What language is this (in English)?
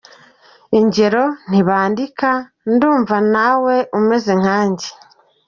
Kinyarwanda